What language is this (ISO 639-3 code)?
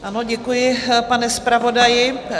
ces